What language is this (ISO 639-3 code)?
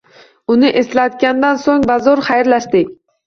uzb